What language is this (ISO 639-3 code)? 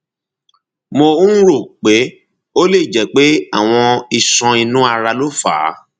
yor